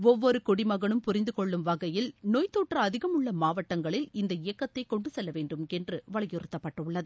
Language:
Tamil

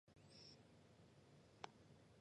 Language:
Chinese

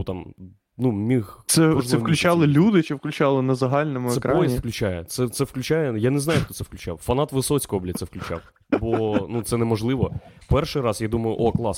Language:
Ukrainian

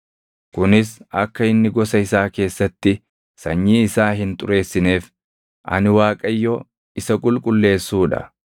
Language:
Oromo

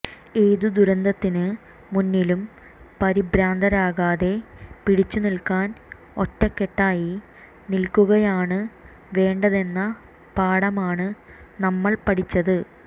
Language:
Malayalam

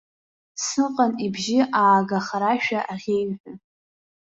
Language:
Abkhazian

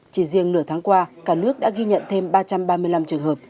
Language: Vietnamese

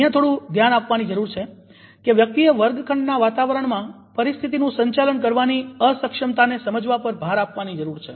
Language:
Gujarati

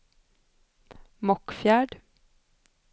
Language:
Swedish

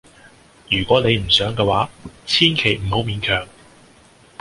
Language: Cantonese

